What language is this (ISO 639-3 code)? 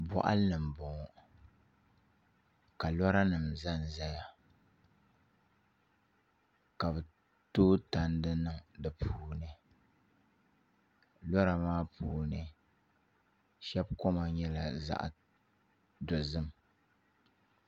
dag